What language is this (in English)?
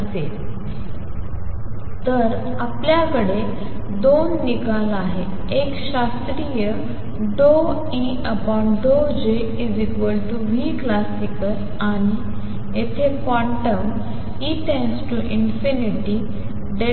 Marathi